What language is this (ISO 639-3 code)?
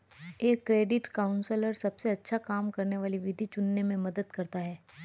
hin